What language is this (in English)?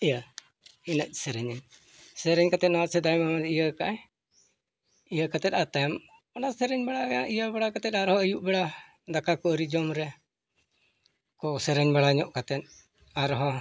Santali